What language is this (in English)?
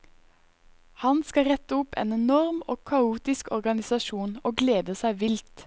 Norwegian